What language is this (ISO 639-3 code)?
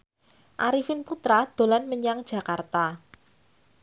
jav